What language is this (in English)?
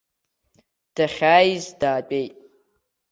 Abkhazian